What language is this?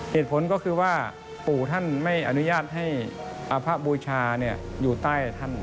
Thai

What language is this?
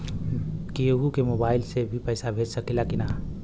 Bhojpuri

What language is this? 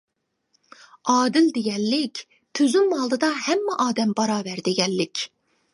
Uyghur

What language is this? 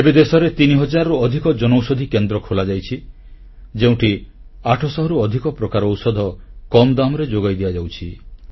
Odia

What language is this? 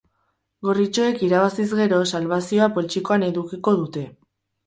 Basque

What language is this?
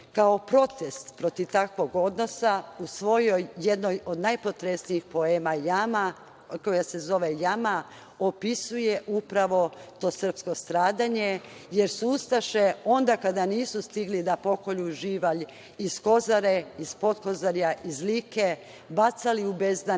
Serbian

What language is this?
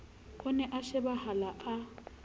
Southern Sotho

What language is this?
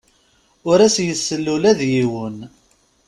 Kabyle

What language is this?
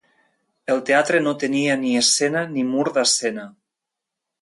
Catalan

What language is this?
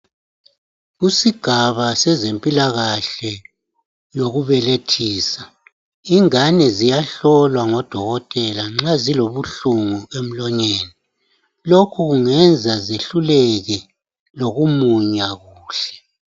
North Ndebele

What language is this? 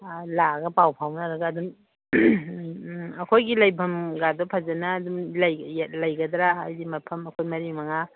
Manipuri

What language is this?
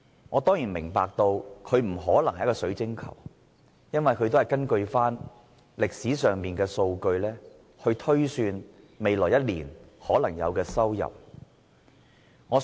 Cantonese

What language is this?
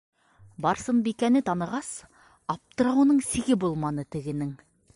Bashkir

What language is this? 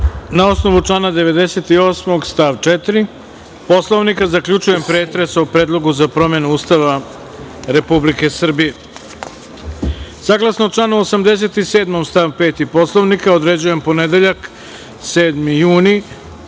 Serbian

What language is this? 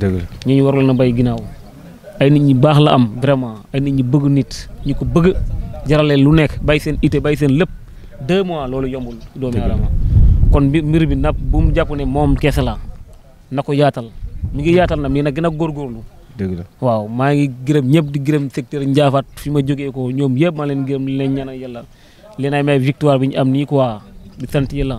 Indonesian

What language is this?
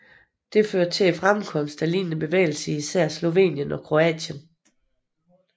Danish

